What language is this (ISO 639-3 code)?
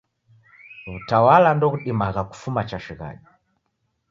dav